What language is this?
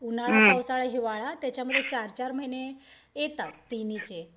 Marathi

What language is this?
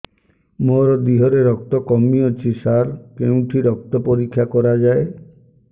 Odia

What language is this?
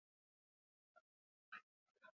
Basque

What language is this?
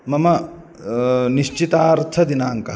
Sanskrit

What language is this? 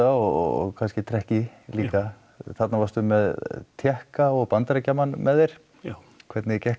Icelandic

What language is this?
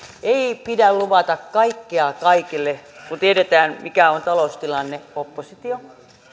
Finnish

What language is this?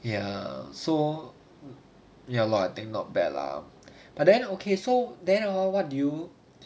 English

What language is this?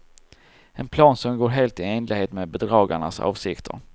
Swedish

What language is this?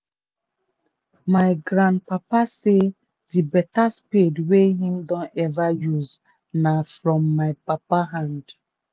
Nigerian Pidgin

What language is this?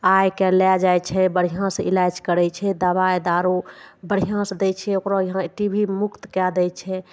Maithili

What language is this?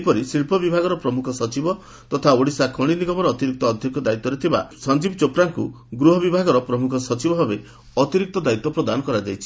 Odia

